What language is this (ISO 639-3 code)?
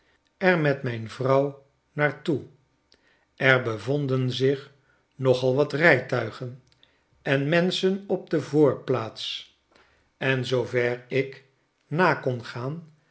nld